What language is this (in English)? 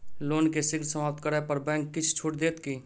Maithili